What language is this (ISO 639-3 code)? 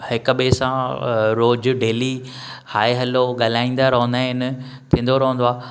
snd